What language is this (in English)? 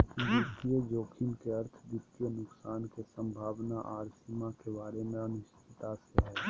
Magahi